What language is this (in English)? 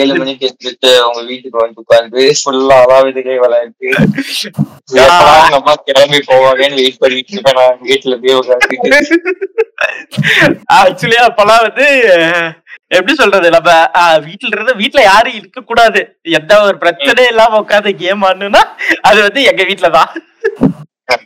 Tamil